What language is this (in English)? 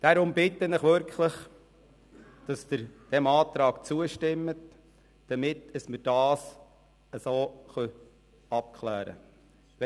Swiss German